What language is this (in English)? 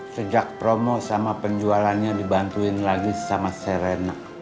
Indonesian